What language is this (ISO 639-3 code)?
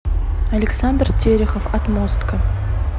rus